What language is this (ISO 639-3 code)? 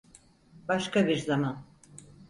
tur